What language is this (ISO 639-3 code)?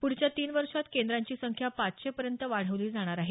mar